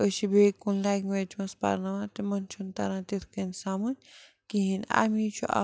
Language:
Kashmiri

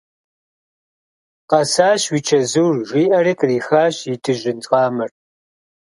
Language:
Kabardian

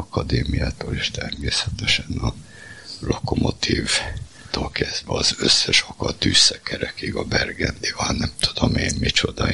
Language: Hungarian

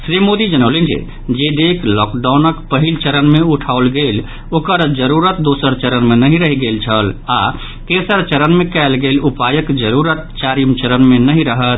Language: Maithili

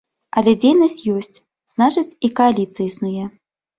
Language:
Belarusian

